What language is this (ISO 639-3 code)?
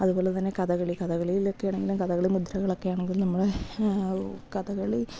mal